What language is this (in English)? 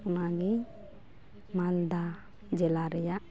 Santali